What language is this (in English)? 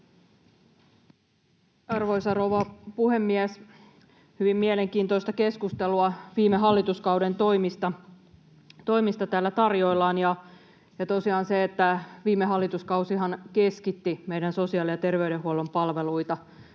Finnish